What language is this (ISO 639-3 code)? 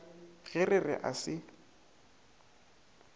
nso